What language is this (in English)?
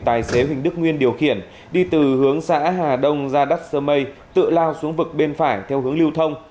Vietnamese